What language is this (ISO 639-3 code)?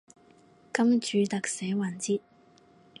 yue